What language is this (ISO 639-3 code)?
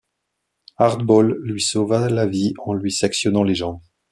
fra